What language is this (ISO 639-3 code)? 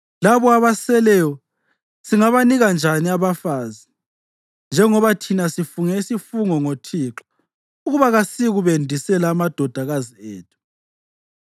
nde